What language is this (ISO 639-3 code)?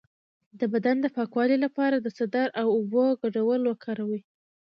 pus